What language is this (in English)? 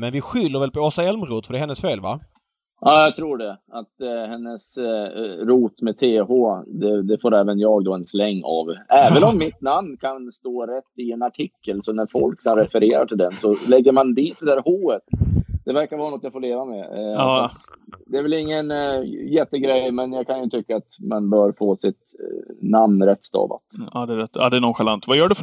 Swedish